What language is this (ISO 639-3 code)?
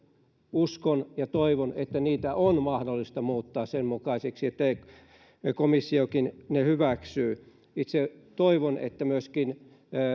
fin